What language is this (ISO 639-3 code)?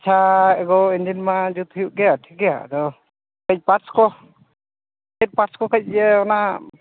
sat